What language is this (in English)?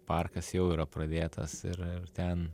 Lithuanian